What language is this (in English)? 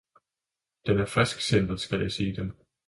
Danish